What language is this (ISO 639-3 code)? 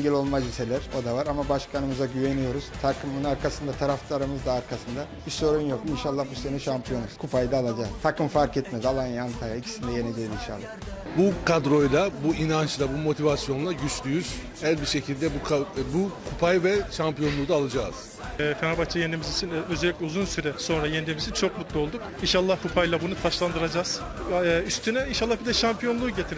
tur